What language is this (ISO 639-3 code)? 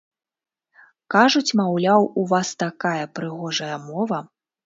bel